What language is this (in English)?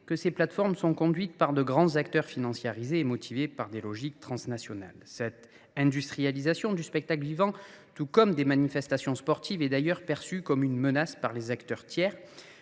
French